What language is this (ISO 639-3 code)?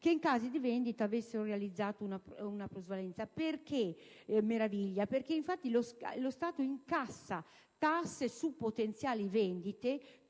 ita